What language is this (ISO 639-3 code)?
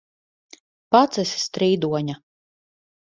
lav